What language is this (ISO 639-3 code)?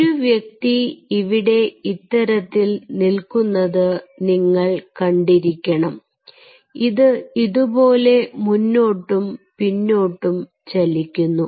mal